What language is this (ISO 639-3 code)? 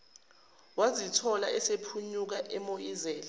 zul